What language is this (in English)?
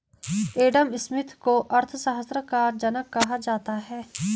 Hindi